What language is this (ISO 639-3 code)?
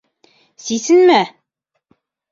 bak